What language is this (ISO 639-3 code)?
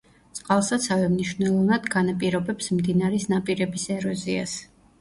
kat